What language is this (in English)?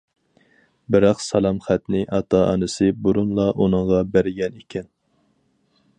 Uyghur